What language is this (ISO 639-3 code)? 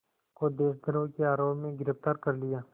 hin